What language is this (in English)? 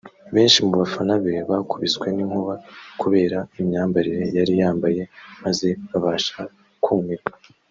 Kinyarwanda